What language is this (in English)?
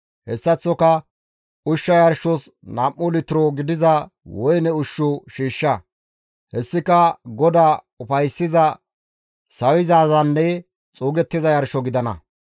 Gamo